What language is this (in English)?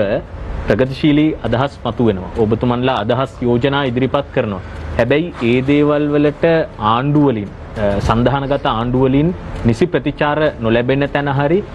Indonesian